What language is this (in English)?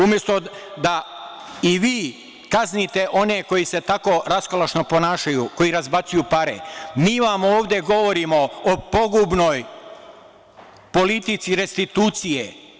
Serbian